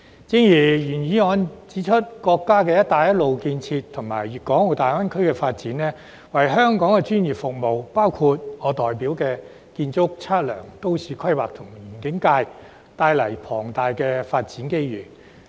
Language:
Cantonese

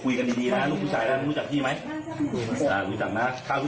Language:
Thai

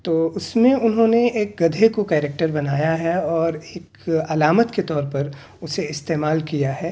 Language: Urdu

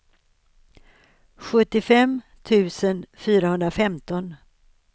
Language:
Swedish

